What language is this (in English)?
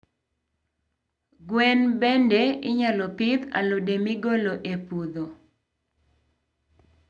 Luo (Kenya and Tanzania)